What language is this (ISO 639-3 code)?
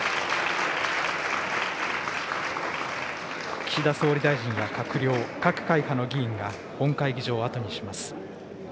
jpn